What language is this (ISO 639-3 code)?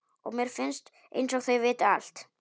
isl